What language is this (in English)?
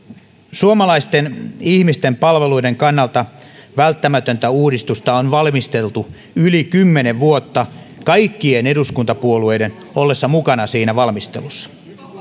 Finnish